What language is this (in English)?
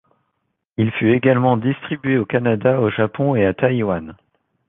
French